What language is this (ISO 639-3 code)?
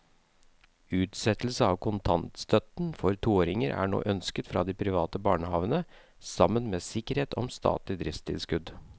nor